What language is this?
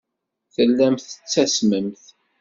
Kabyle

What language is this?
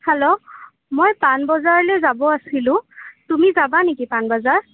Assamese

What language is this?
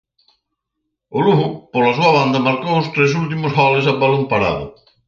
Galician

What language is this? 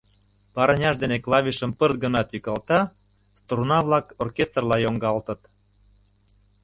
Mari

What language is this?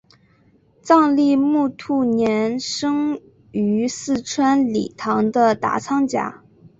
Chinese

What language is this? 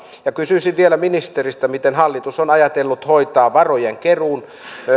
Finnish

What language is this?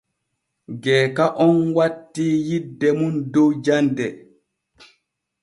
Borgu Fulfulde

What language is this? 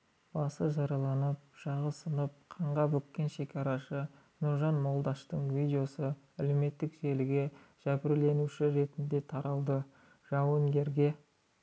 Kazakh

